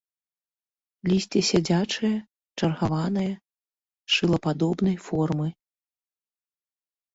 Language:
Belarusian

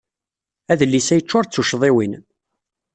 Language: Kabyle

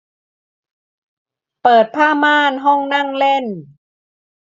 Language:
Thai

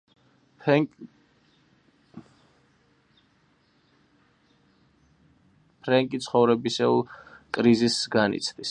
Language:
Georgian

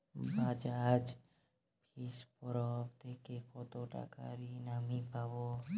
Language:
Bangla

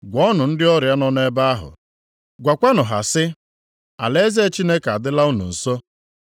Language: Igbo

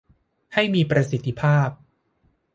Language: Thai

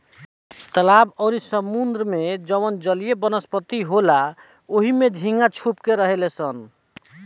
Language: Bhojpuri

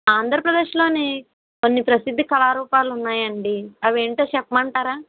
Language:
Telugu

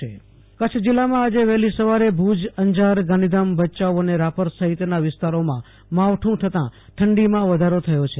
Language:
Gujarati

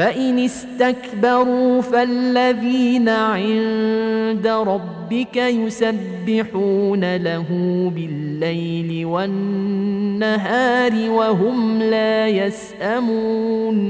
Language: Arabic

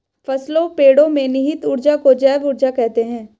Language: Hindi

